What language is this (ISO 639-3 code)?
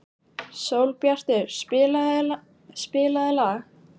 isl